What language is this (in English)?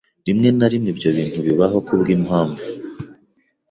Kinyarwanda